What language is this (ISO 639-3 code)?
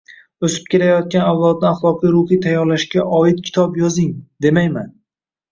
uzb